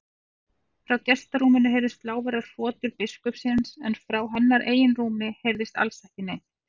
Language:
Icelandic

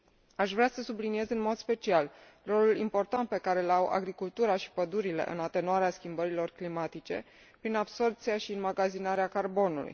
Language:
Romanian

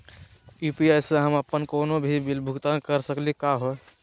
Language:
Magahi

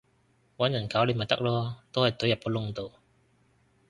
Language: Cantonese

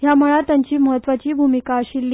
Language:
Konkani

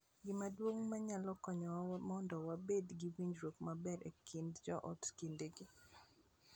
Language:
Luo (Kenya and Tanzania)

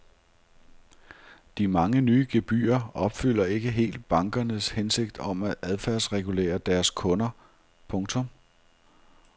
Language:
Danish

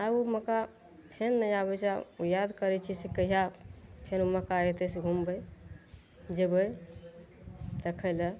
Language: Maithili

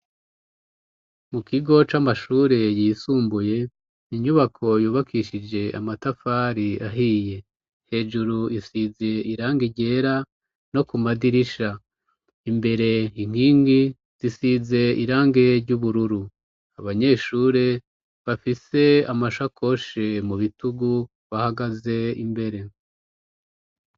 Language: Rundi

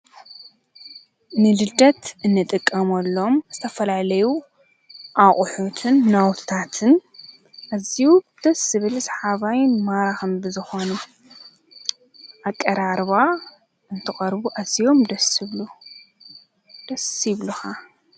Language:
Tigrinya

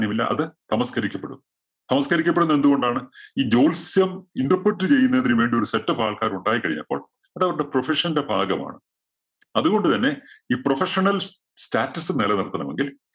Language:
Malayalam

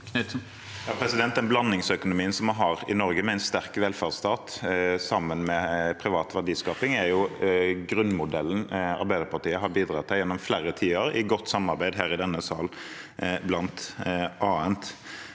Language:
Norwegian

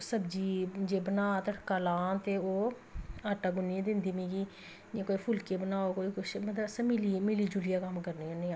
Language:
Dogri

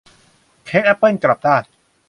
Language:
Thai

